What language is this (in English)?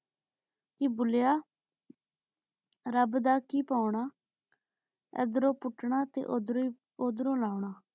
Punjabi